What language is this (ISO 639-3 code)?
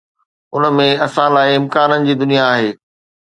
snd